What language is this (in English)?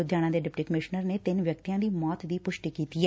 Punjabi